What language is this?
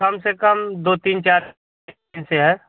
Hindi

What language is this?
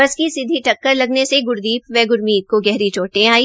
Hindi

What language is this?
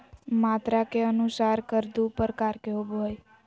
Magahi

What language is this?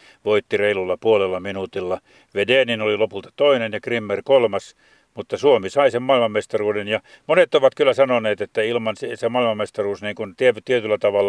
Finnish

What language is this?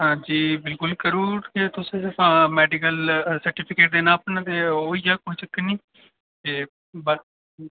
Dogri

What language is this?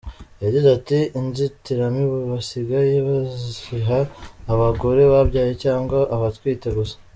Kinyarwanda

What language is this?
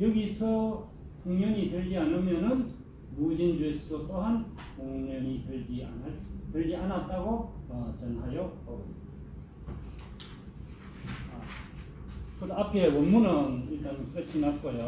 Korean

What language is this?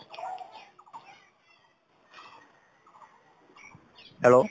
Assamese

